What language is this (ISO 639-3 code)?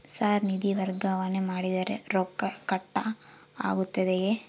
kan